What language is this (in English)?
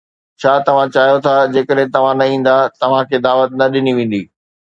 Sindhi